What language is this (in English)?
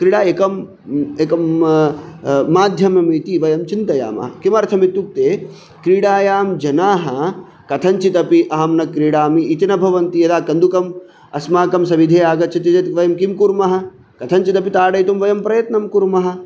Sanskrit